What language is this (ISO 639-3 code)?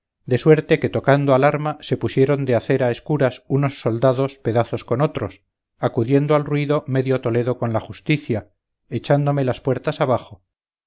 spa